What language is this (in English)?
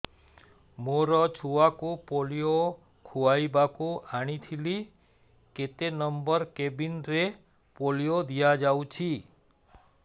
Odia